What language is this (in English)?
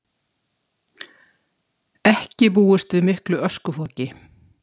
Icelandic